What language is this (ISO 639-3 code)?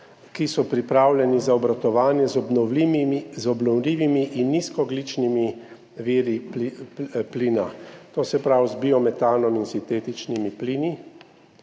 slv